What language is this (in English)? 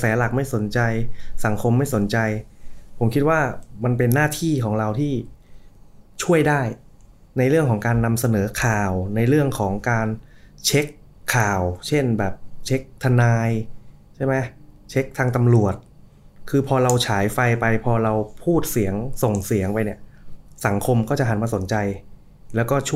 Thai